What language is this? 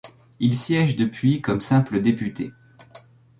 French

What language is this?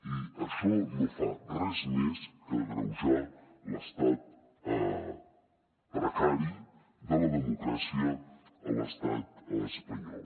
Catalan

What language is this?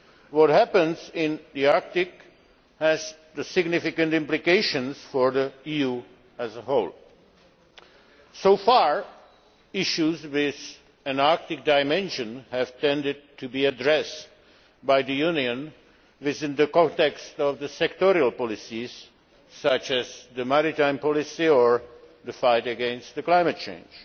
English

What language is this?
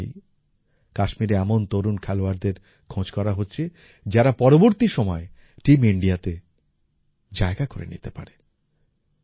Bangla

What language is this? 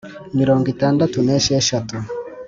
Kinyarwanda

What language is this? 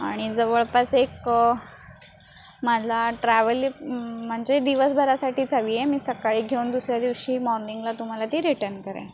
Marathi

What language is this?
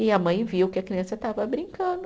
Portuguese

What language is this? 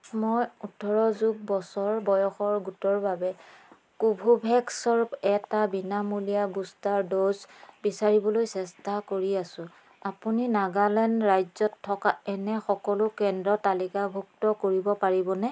Assamese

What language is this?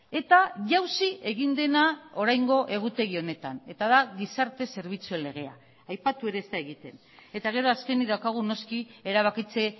Basque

